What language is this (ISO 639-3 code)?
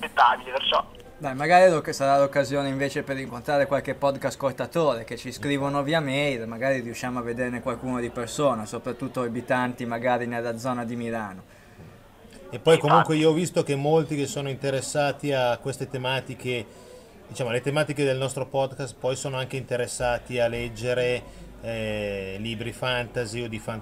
ita